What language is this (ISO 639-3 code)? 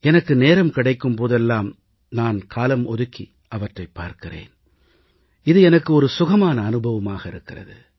tam